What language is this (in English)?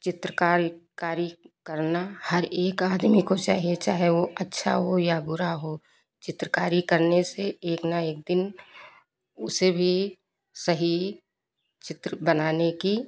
Hindi